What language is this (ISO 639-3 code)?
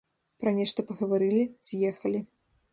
bel